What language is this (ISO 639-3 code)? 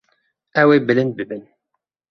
kur